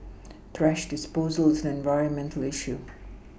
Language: English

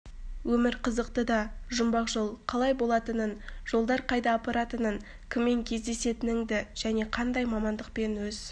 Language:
Kazakh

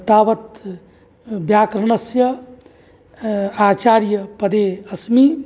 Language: Sanskrit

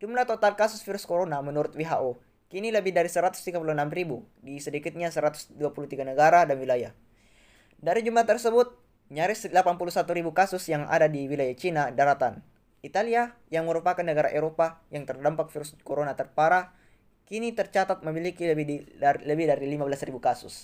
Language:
Indonesian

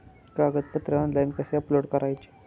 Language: Marathi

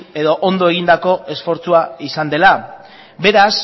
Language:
Basque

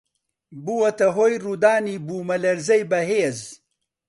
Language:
Central Kurdish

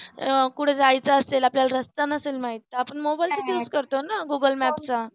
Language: Marathi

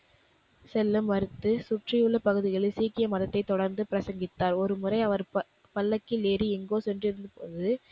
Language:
Tamil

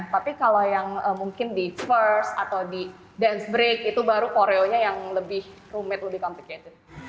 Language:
Indonesian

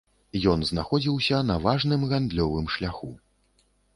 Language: Belarusian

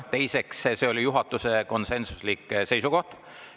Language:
Estonian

